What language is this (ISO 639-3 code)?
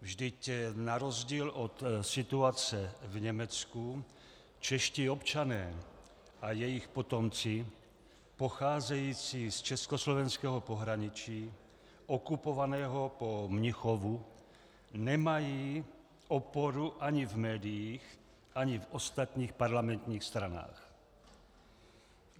ces